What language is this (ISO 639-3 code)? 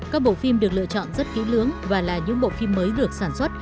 vie